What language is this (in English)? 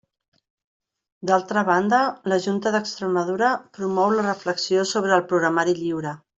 Catalan